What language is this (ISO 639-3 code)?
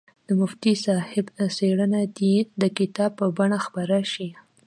pus